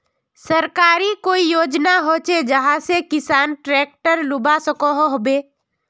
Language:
Magahi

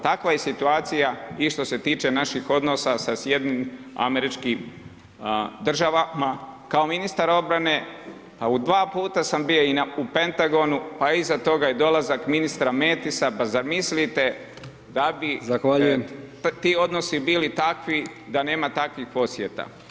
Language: Croatian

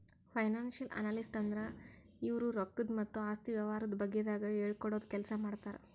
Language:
Kannada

